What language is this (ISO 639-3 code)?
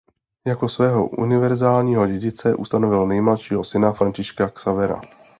ces